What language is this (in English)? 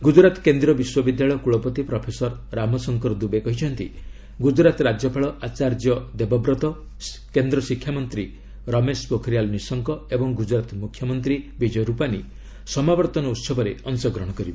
Odia